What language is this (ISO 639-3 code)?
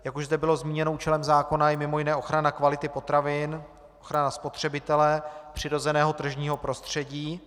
ces